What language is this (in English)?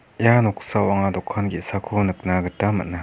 Garo